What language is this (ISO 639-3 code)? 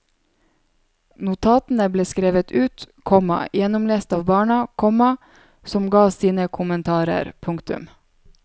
nor